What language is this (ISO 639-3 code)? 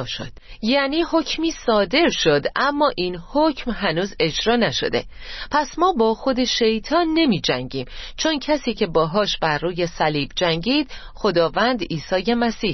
fas